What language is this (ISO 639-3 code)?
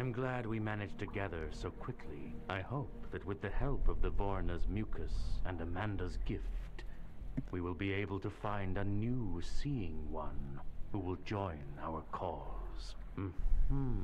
pol